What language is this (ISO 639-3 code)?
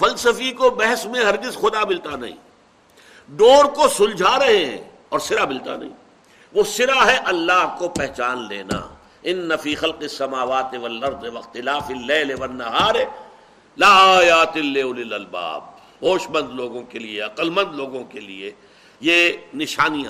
urd